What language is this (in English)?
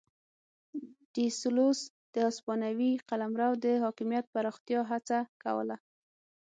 Pashto